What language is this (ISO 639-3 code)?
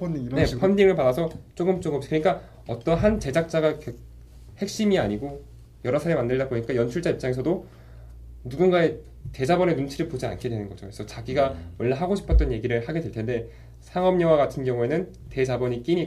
kor